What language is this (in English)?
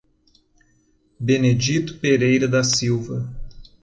Portuguese